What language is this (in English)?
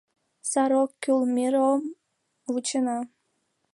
Mari